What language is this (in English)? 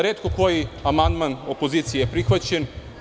Serbian